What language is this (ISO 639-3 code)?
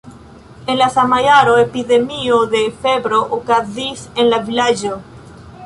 epo